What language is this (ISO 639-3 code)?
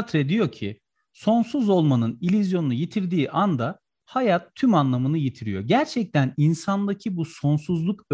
tur